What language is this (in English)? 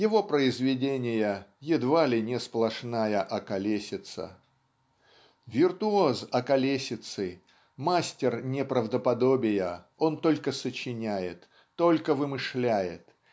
Russian